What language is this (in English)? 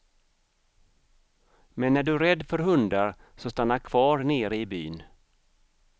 Swedish